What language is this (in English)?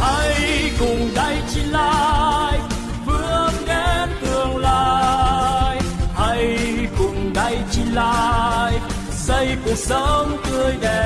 Vietnamese